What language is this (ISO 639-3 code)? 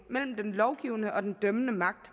dan